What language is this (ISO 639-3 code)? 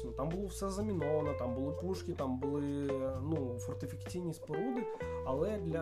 ukr